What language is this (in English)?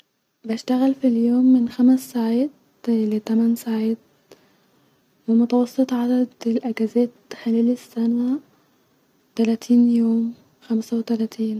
Egyptian Arabic